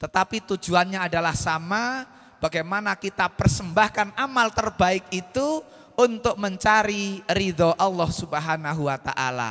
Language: Indonesian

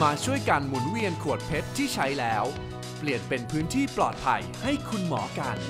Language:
Thai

